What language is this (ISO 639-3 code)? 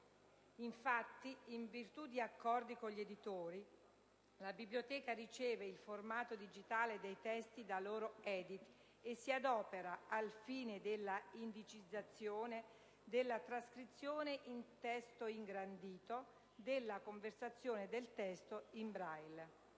ita